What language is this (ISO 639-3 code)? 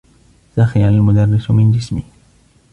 ara